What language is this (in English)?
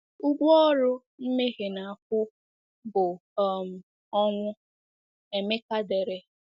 Igbo